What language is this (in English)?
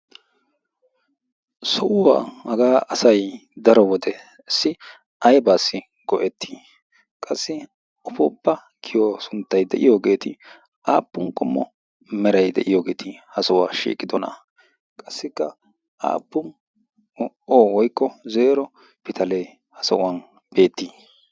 Wolaytta